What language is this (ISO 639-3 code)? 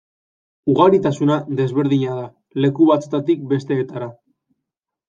eus